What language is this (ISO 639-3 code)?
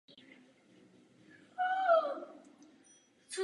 ces